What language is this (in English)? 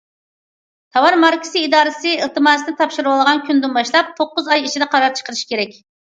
Uyghur